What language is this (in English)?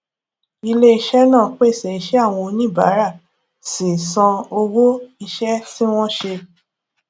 Yoruba